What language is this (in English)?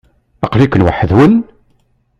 Kabyle